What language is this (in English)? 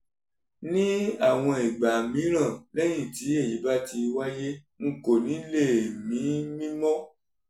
Yoruba